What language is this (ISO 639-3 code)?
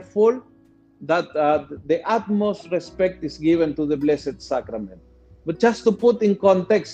fil